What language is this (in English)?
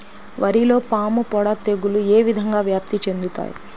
Telugu